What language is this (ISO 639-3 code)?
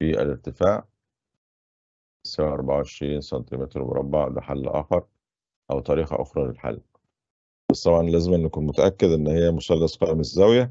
ara